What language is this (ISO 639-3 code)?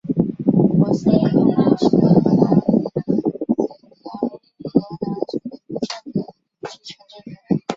zho